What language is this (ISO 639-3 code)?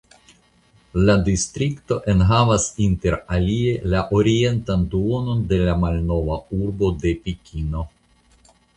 epo